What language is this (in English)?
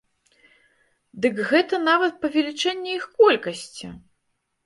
Belarusian